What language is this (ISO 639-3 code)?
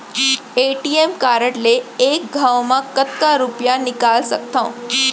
hne